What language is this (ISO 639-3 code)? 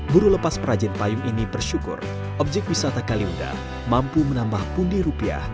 ind